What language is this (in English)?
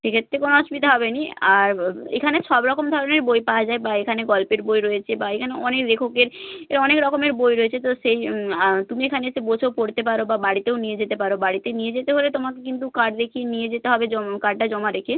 Bangla